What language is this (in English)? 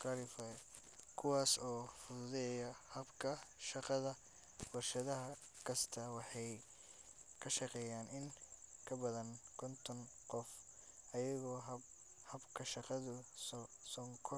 Somali